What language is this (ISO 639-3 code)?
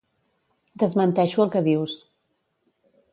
cat